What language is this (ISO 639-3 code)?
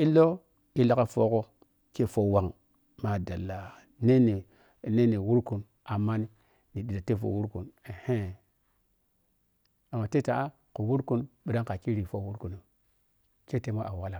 piy